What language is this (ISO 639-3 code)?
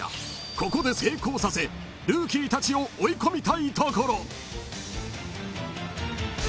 jpn